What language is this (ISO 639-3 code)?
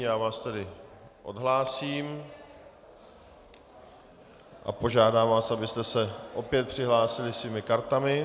ces